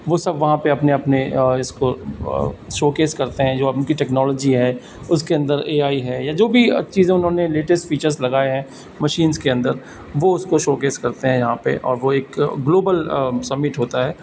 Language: Urdu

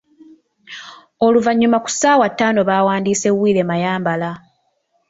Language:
Ganda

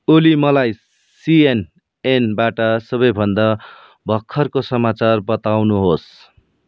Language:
Nepali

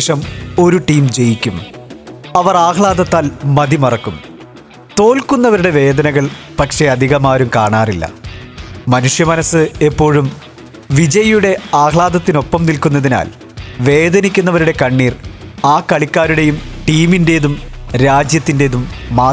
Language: Malayalam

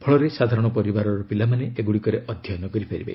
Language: Odia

